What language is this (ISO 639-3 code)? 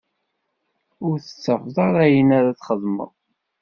kab